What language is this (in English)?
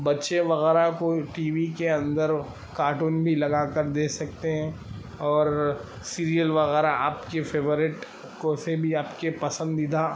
Urdu